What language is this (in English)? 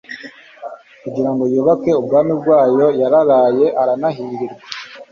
Kinyarwanda